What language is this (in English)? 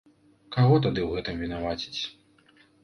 Belarusian